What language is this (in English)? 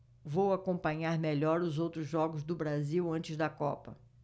Portuguese